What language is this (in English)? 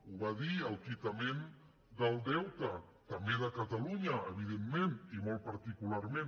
Catalan